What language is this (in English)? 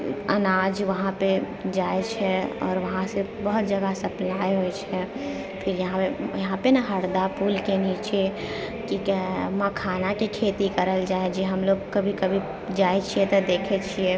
Maithili